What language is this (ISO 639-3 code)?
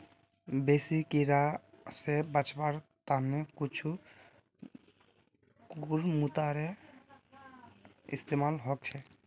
mag